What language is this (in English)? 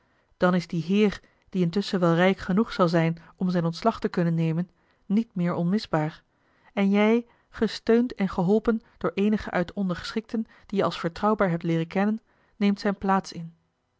Dutch